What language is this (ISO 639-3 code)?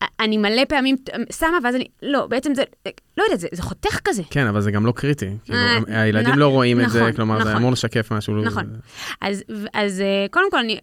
heb